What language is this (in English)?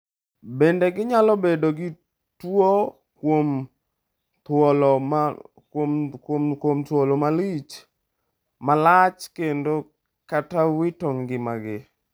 Luo (Kenya and Tanzania)